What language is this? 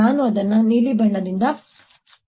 Kannada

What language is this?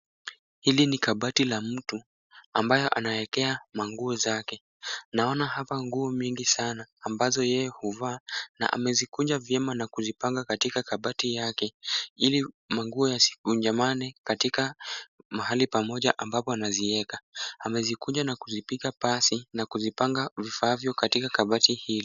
Swahili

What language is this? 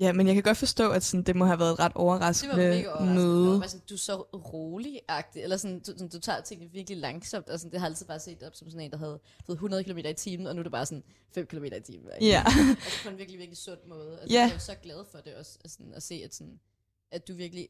Danish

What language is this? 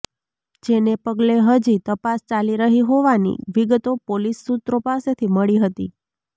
Gujarati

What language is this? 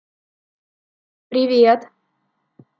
Russian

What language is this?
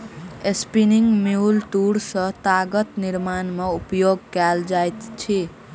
Maithili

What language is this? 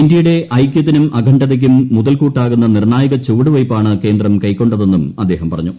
Malayalam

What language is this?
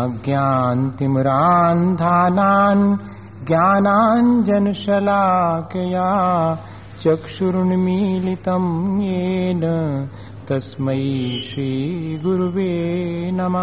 Hindi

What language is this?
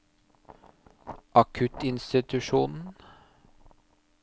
Norwegian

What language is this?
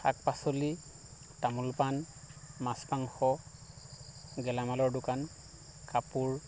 Assamese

